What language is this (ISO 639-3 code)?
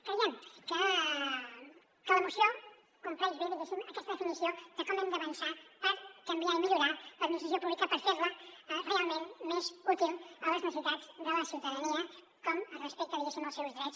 cat